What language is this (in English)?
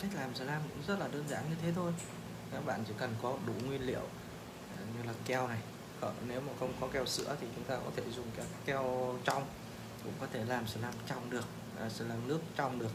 Vietnamese